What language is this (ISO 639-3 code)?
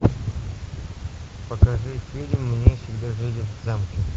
rus